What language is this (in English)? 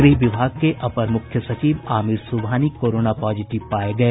Hindi